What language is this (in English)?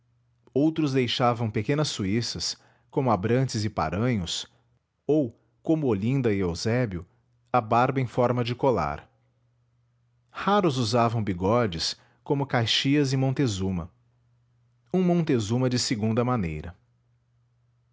Portuguese